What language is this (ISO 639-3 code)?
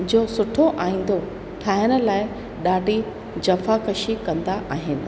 snd